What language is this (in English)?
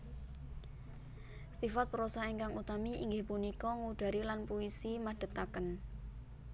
Javanese